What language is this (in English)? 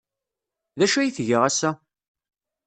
Kabyle